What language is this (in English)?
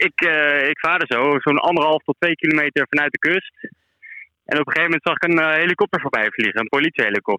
Dutch